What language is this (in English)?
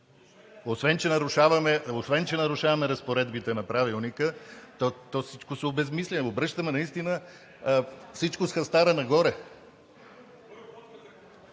Bulgarian